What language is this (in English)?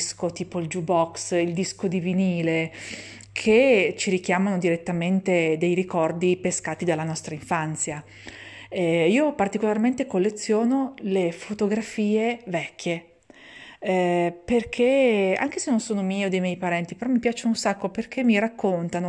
Italian